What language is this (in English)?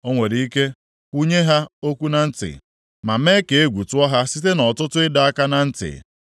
Igbo